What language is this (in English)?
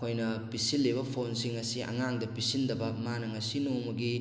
Manipuri